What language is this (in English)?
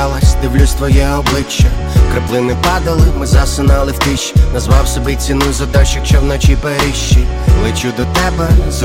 Ukrainian